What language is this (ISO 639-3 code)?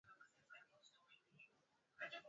swa